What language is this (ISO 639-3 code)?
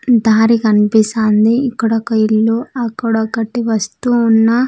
tel